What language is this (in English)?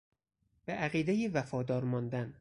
Persian